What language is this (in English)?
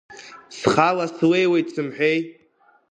Abkhazian